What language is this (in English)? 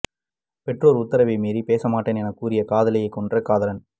Tamil